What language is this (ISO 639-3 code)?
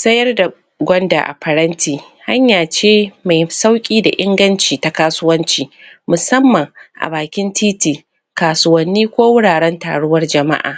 hau